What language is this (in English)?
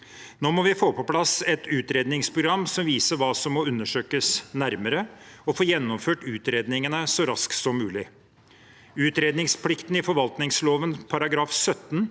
Norwegian